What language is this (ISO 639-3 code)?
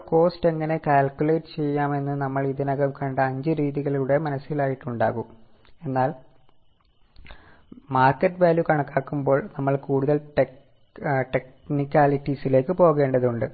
mal